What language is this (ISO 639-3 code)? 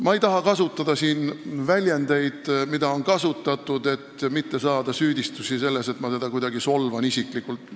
est